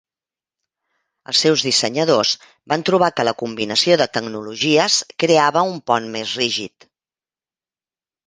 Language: Catalan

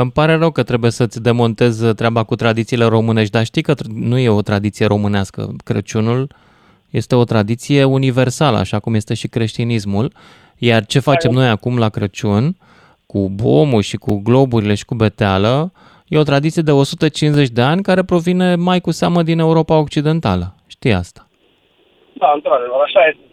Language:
Romanian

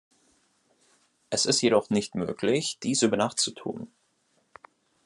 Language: German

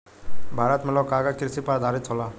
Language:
Bhojpuri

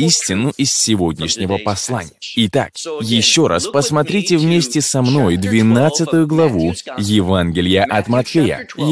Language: Russian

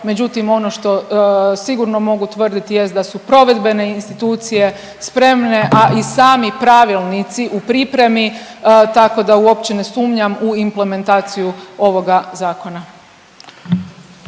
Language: Croatian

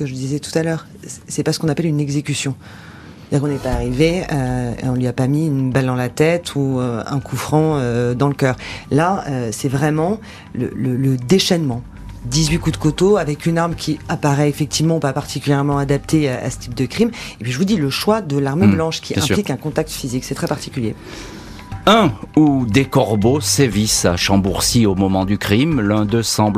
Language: French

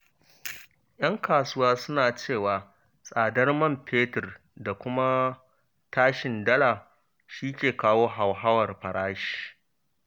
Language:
Hausa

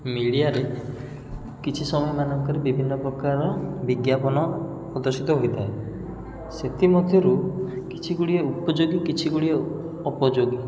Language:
Odia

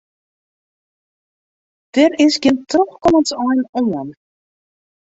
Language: Western Frisian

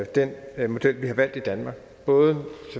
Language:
Danish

